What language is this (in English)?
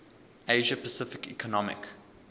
English